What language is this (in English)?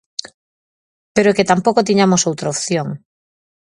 Galician